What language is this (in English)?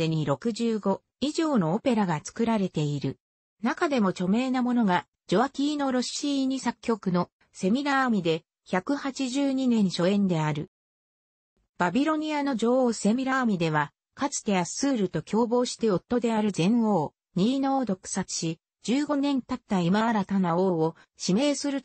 Japanese